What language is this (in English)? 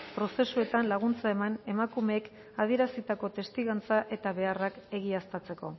Basque